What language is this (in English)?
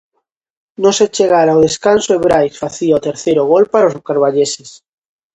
Galician